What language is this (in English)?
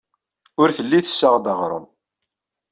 Kabyle